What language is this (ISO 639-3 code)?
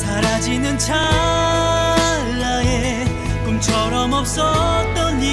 kor